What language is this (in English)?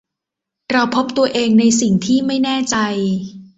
Thai